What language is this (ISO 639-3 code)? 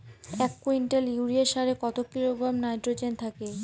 ben